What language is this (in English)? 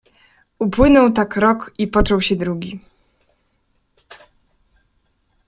Polish